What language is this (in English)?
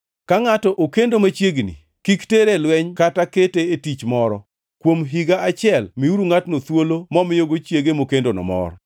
Luo (Kenya and Tanzania)